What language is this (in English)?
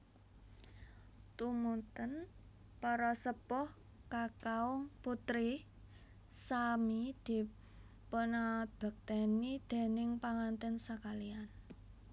Javanese